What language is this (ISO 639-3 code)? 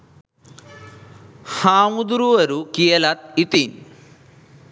sin